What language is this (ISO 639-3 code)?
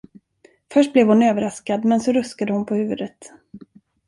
swe